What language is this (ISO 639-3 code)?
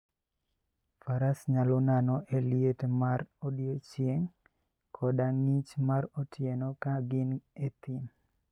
luo